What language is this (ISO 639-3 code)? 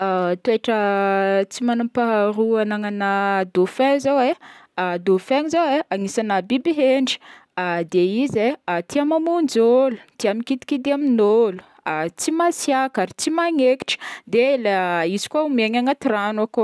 bmm